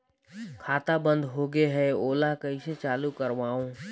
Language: Chhattisgarhi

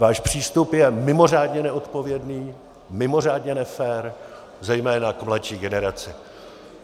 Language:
Czech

